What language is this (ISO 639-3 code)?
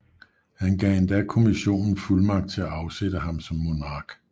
dan